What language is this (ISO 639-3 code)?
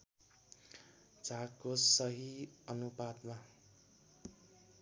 nep